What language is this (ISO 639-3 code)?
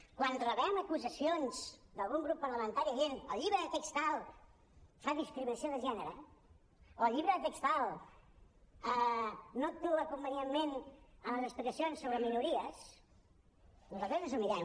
cat